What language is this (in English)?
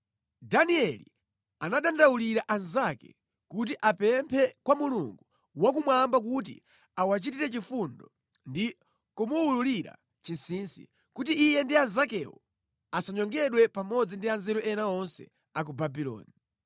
Nyanja